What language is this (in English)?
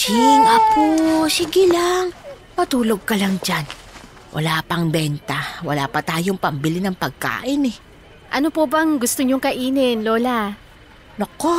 Filipino